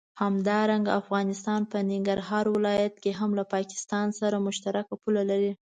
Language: Pashto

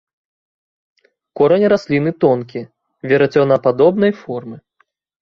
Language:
Belarusian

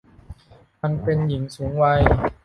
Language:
Thai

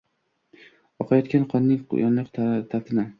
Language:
Uzbek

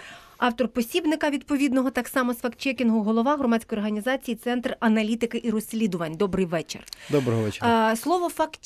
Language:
Ukrainian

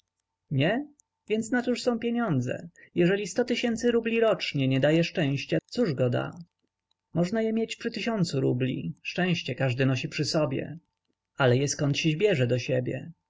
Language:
Polish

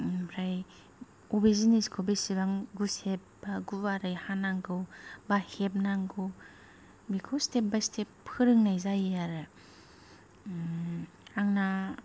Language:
Bodo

